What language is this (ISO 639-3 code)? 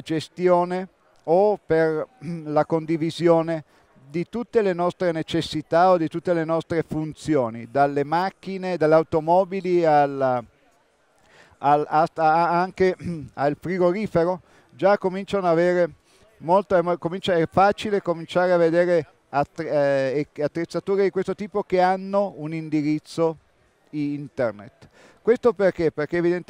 ita